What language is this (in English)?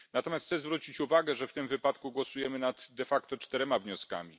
Polish